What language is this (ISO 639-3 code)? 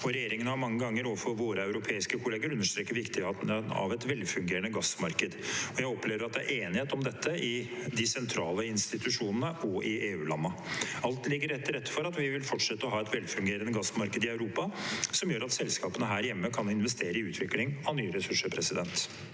nor